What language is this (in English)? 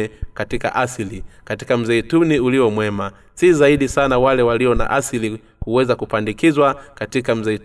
Swahili